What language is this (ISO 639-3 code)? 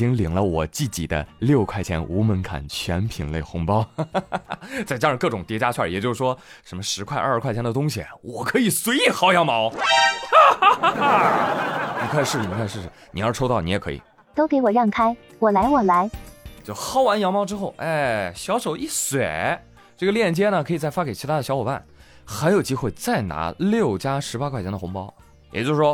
zho